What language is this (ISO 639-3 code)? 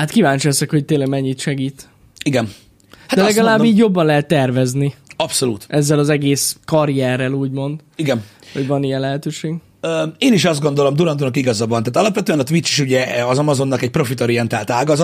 hun